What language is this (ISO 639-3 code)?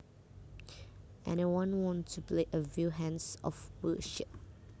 jav